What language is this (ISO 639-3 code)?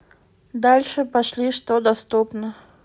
rus